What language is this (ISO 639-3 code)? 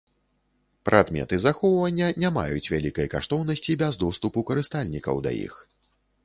bel